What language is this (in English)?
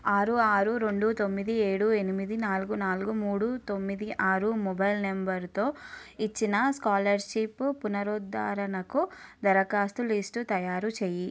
Telugu